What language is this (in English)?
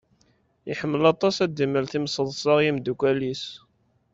Kabyle